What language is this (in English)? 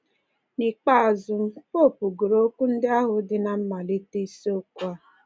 Igbo